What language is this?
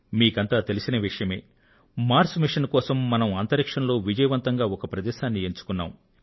Telugu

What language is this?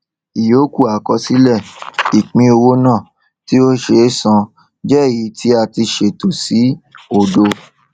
Yoruba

